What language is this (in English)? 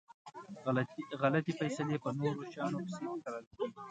Pashto